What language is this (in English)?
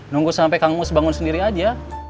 Indonesian